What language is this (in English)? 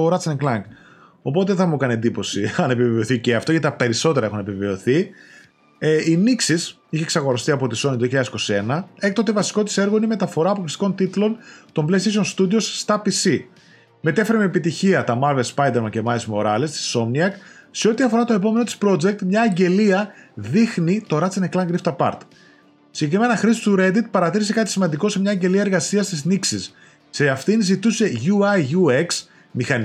Greek